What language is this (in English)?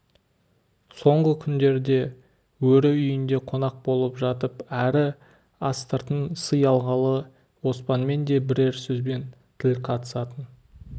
Kazakh